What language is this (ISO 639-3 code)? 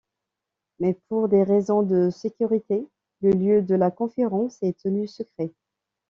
fra